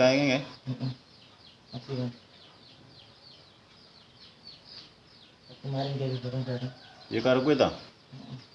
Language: Indonesian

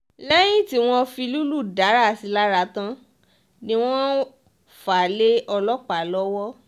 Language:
Yoruba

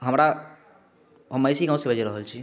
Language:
Maithili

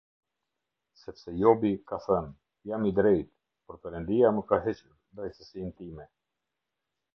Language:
Albanian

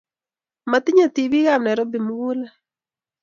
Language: Kalenjin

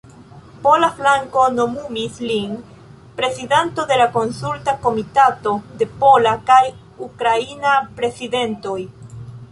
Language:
Esperanto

